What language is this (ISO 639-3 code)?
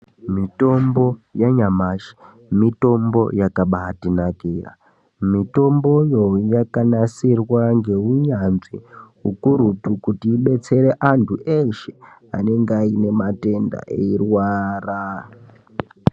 ndc